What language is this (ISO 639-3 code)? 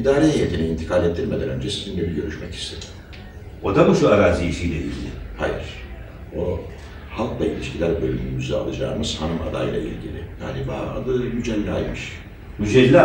tur